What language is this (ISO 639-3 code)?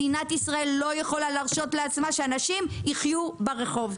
heb